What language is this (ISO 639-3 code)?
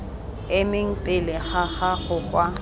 tsn